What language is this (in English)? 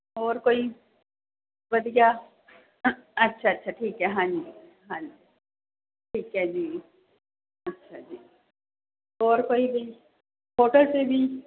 Punjabi